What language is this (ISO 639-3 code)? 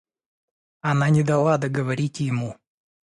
rus